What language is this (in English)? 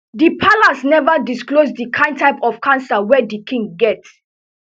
Nigerian Pidgin